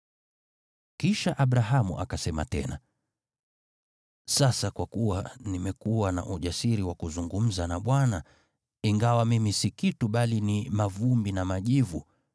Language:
Swahili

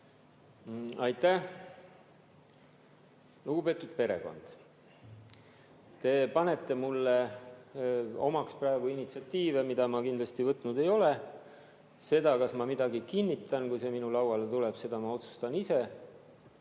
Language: Estonian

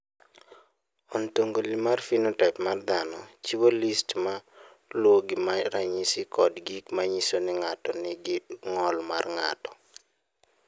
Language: Luo (Kenya and Tanzania)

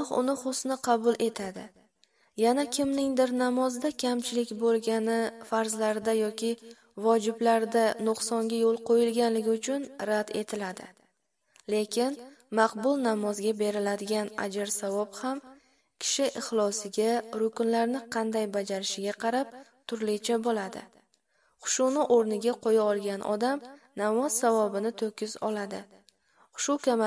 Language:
Turkish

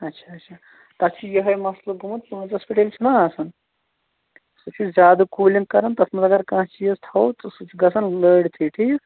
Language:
Kashmiri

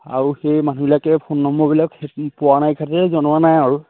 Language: Assamese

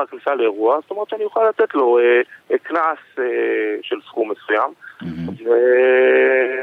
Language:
Hebrew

